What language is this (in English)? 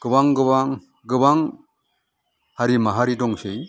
Bodo